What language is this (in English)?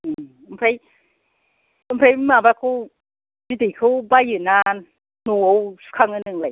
Bodo